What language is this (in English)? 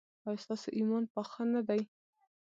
Pashto